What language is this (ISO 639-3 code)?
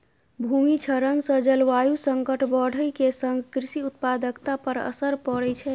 mai